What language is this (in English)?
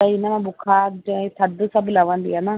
Sindhi